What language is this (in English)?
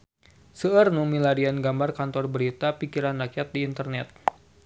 Sundanese